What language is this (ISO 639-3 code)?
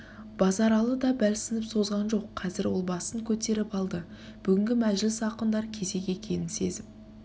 kaz